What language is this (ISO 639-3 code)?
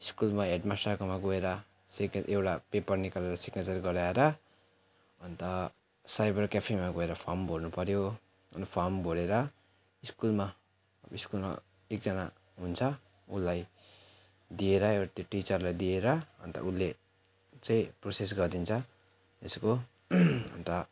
nep